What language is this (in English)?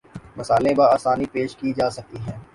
Urdu